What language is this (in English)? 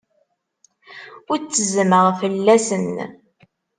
Kabyle